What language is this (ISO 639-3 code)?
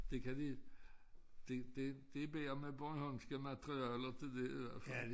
dan